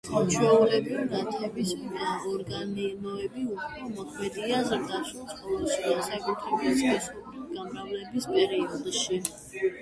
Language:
Georgian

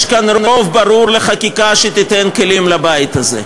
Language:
Hebrew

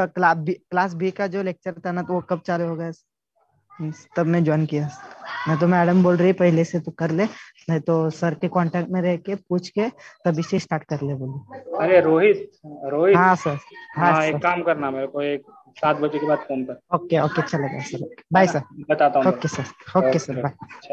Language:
Hindi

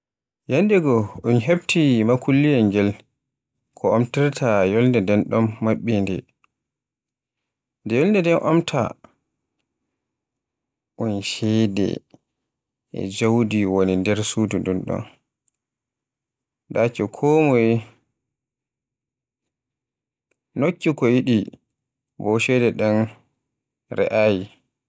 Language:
Borgu Fulfulde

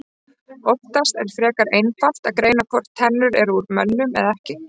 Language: Icelandic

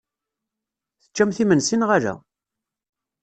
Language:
Kabyle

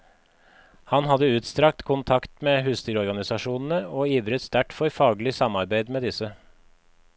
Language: Norwegian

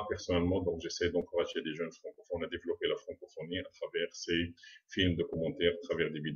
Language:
French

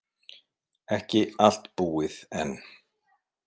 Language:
Icelandic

